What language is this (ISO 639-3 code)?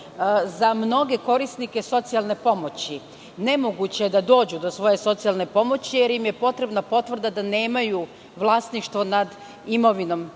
srp